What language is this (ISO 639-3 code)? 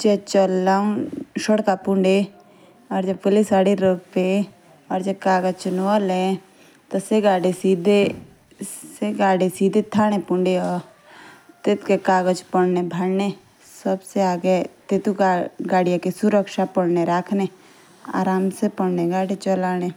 jns